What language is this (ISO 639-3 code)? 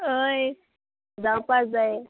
kok